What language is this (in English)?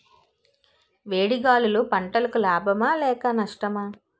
Telugu